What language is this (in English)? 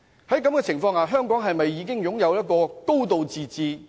Cantonese